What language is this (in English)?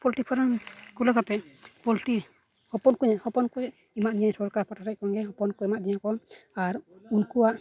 Santali